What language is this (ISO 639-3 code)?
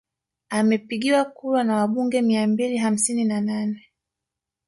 swa